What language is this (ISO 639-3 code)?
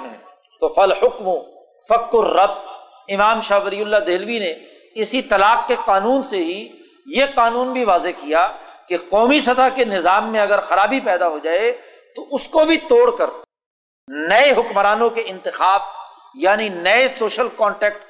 urd